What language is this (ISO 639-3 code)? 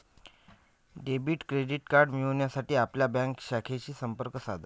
mar